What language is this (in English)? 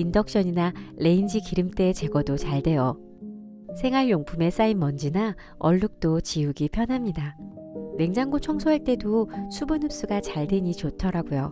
Korean